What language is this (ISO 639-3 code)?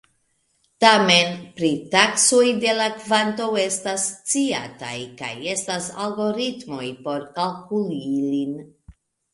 epo